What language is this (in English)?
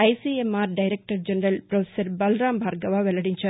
Telugu